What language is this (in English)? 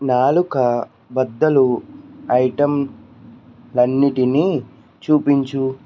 Telugu